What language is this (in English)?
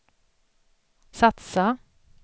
Swedish